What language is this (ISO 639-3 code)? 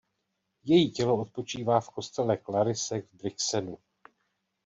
ces